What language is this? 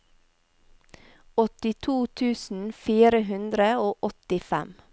Norwegian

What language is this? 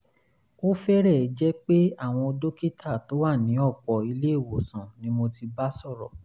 Yoruba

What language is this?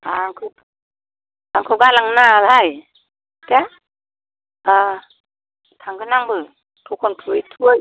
Bodo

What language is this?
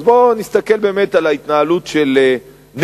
Hebrew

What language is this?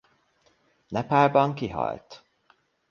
Hungarian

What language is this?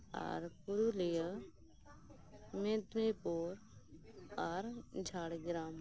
Santali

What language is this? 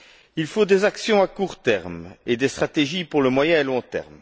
French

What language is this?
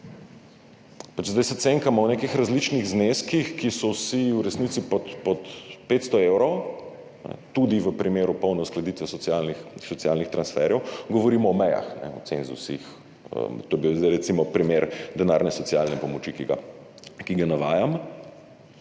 Slovenian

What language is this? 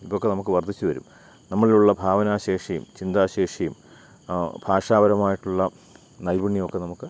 Malayalam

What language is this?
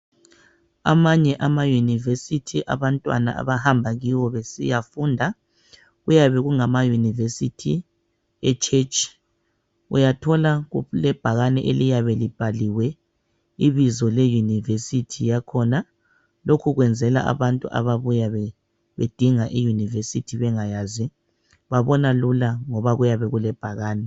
North Ndebele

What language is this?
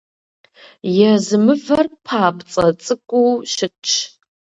Kabardian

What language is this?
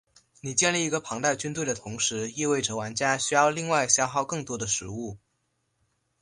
Chinese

